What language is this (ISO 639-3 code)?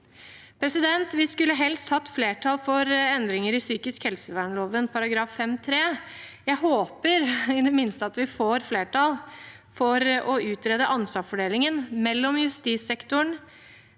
nor